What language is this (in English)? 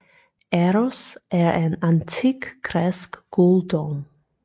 Danish